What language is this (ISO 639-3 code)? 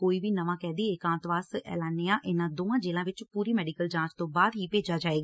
pan